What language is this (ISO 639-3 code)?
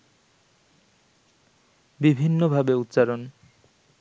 ben